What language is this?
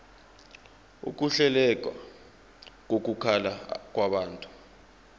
Zulu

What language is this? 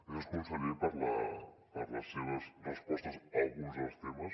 Catalan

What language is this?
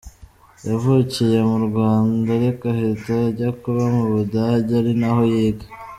Kinyarwanda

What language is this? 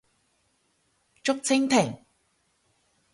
Cantonese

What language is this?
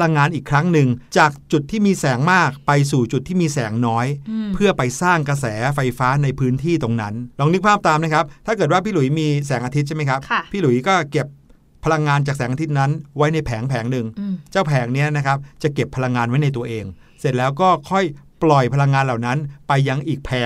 Thai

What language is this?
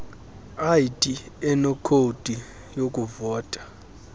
Xhosa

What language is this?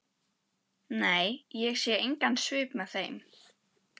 Icelandic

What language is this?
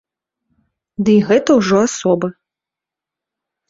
Belarusian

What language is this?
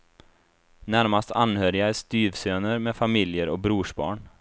Swedish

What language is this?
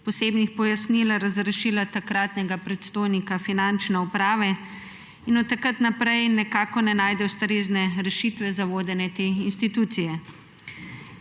Slovenian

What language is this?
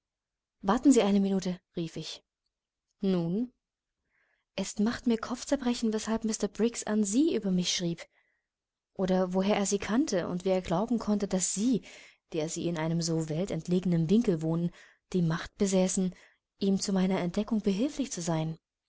German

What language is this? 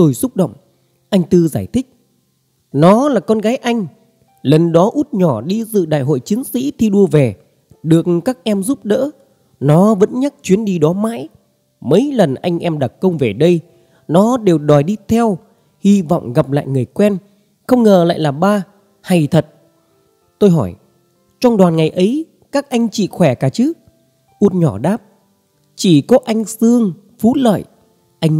Vietnamese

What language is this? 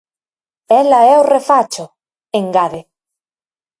Galician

